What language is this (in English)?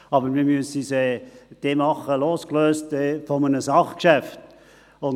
Swiss German